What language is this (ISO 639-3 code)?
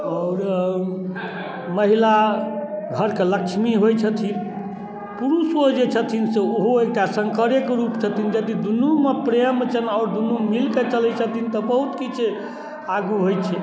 mai